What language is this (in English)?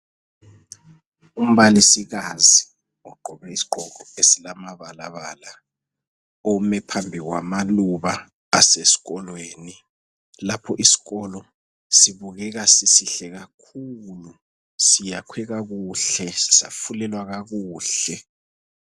North Ndebele